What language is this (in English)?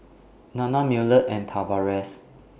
English